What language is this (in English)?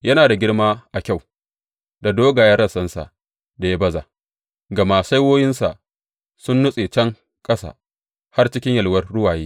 Hausa